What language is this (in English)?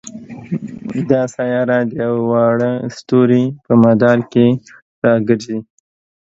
Pashto